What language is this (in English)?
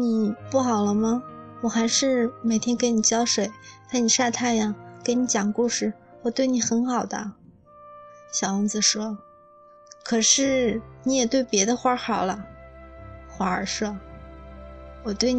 Chinese